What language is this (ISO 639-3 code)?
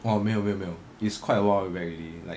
eng